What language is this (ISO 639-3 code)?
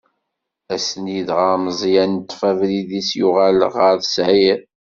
kab